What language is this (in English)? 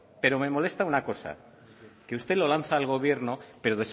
Spanish